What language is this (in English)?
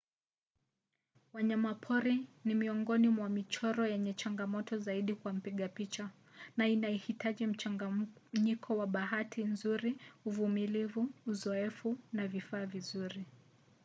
Swahili